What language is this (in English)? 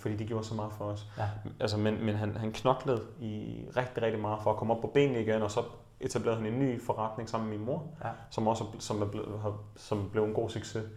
Danish